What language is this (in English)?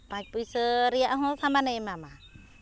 Santali